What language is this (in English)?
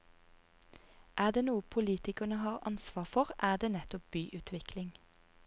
Norwegian